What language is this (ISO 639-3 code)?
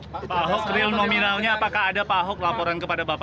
ind